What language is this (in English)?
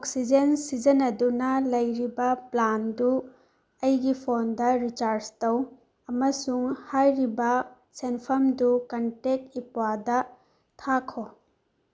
Manipuri